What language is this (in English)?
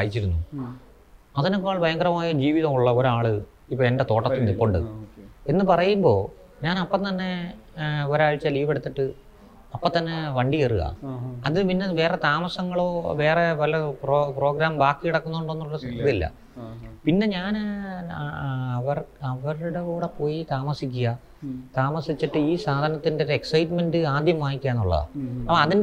Malayalam